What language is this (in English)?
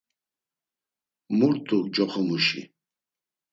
Laz